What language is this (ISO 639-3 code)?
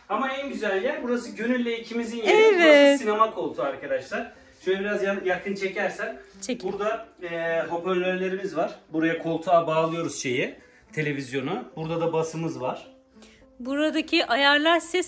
tur